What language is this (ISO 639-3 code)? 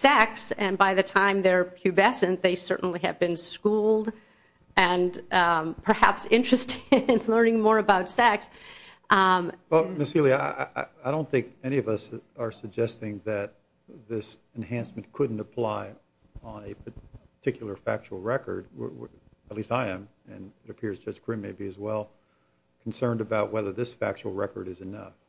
eng